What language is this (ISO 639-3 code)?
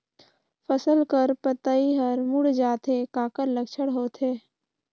hne